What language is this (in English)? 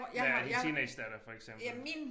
Danish